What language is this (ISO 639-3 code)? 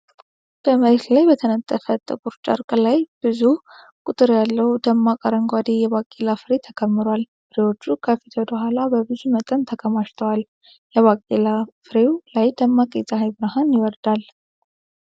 amh